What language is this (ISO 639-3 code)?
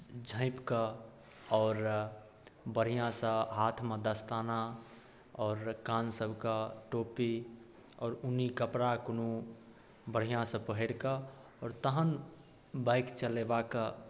mai